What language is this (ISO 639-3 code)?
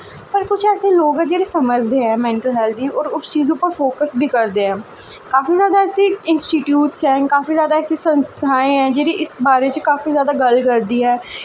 doi